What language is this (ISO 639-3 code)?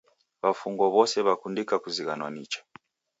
dav